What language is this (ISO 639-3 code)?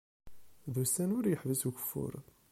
kab